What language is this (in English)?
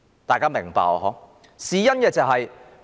Cantonese